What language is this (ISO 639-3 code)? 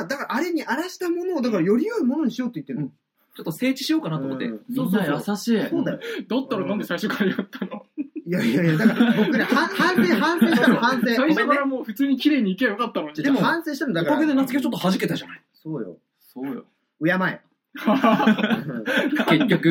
jpn